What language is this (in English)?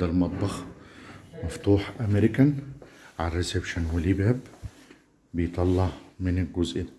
Arabic